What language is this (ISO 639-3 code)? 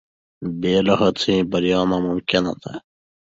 pus